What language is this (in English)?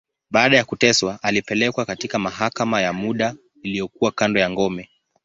Swahili